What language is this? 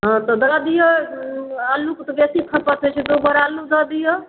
Maithili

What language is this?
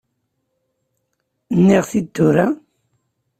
Kabyle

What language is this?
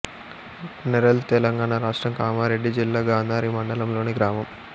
Telugu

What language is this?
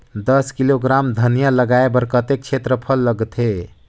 Chhattisgarhi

